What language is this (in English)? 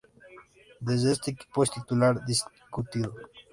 Spanish